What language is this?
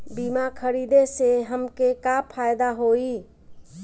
Bhojpuri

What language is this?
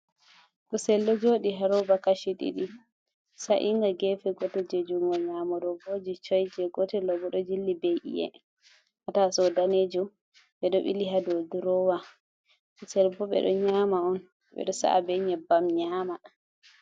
Fula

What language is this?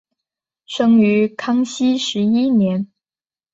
Chinese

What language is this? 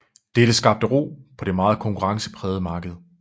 Danish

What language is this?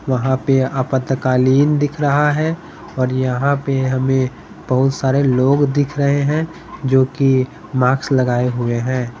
Hindi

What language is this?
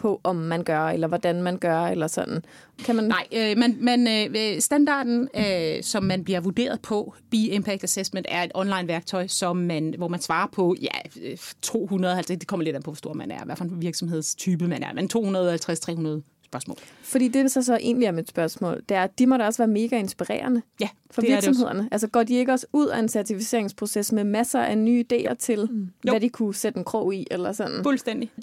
Danish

